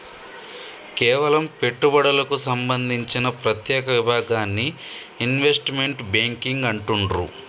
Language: Telugu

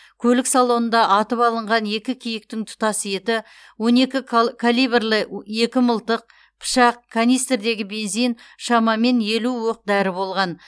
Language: Kazakh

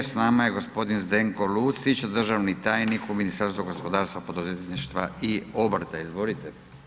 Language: Croatian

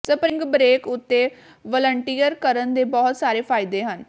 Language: Punjabi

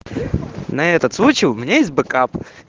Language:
Russian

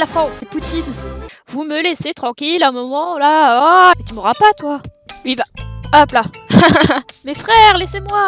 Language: French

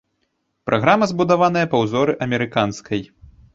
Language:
Belarusian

